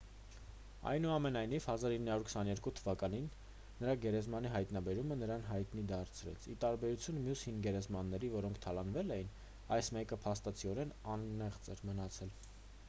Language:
Armenian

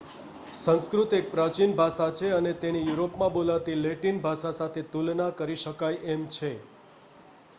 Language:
Gujarati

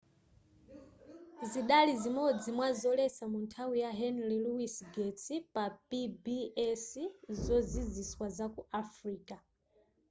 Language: Nyanja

